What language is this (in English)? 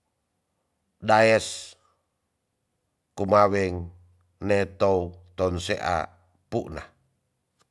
Tonsea